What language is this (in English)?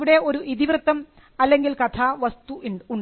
Malayalam